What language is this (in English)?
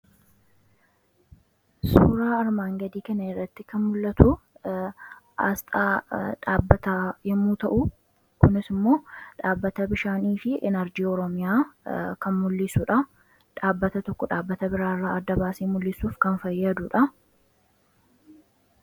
Oromo